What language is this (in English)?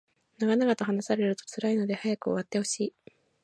Japanese